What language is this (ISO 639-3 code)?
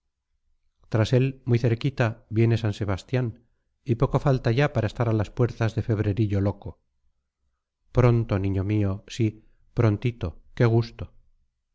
spa